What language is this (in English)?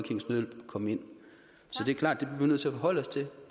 Danish